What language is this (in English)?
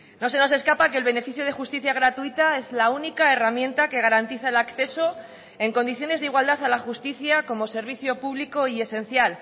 Spanish